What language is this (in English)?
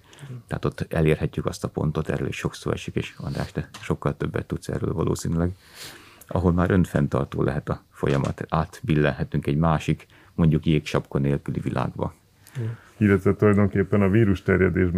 Hungarian